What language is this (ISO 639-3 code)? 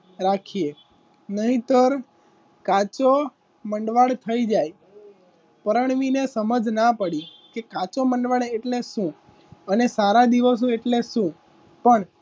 guj